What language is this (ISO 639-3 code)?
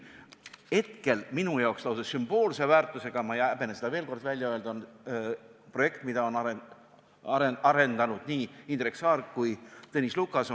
est